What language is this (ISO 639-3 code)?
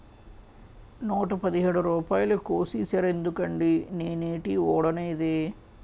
tel